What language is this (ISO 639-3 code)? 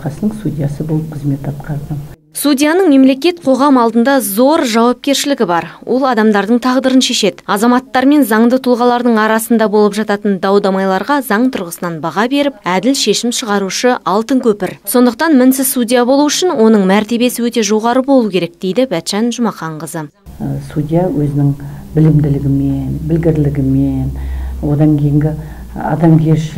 rus